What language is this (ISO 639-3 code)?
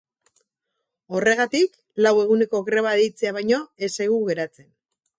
eus